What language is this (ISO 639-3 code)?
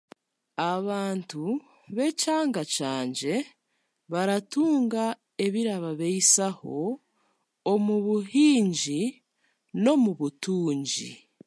cgg